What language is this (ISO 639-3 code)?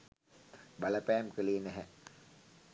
sin